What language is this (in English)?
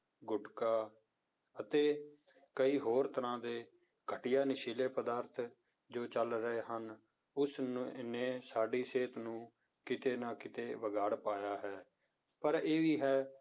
Punjabi